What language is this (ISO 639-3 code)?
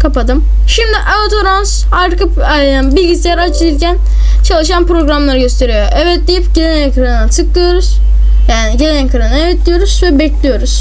tur